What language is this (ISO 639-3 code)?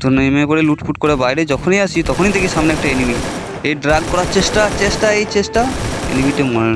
ben